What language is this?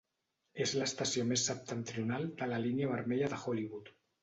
Catalan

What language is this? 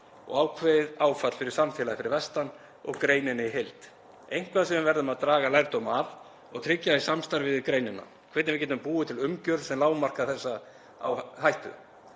Icelandic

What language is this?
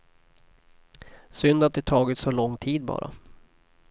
Swedish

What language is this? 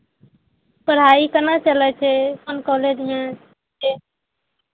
Maithili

